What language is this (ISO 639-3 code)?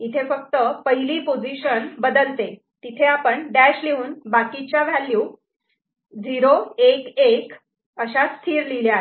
mar